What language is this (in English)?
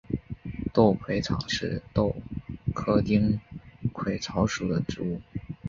Chinese